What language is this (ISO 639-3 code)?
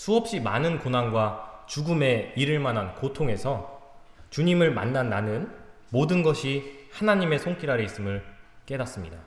kor